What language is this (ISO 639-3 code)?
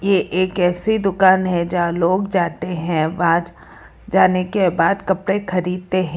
hin